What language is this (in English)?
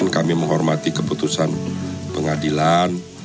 Indonesian